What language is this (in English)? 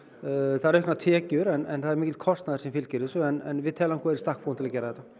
Icelandic